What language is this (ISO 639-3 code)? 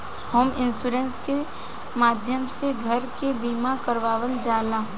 bho